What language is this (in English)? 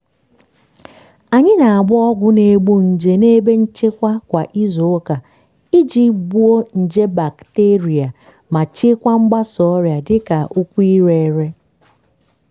Igbo